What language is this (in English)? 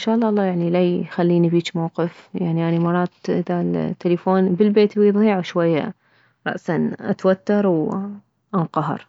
Mesopotamian Arabic